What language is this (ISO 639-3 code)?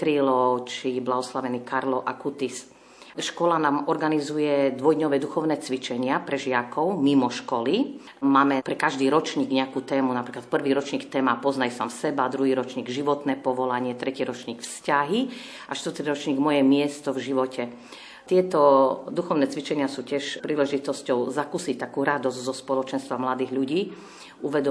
slk